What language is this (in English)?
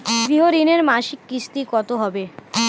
Bangla